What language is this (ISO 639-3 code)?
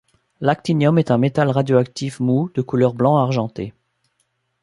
fra